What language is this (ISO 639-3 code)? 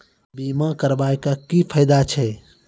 mai